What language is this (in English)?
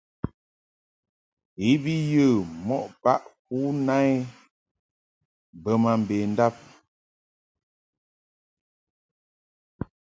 Mungaka